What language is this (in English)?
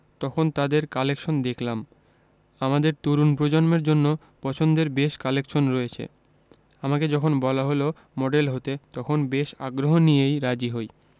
Bangla